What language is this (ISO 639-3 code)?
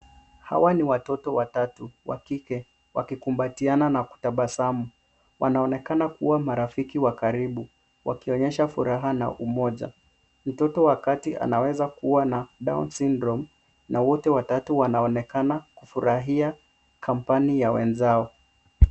swa